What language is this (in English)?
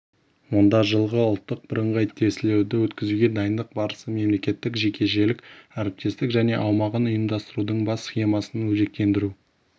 Kazakh